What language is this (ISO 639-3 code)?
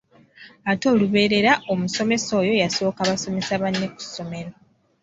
lug